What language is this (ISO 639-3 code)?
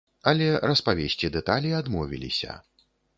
bel